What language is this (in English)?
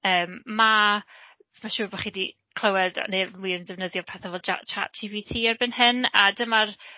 Welsh